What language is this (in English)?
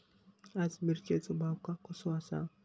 Marathi